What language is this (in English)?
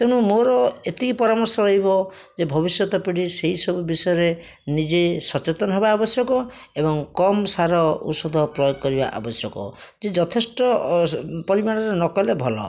Odia